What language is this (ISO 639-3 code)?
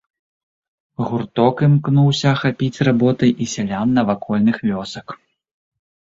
bel